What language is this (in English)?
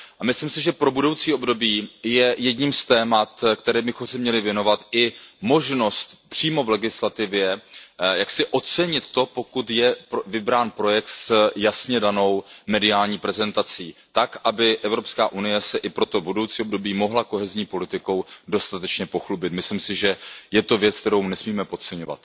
Czech